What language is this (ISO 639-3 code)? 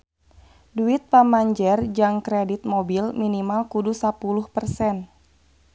sun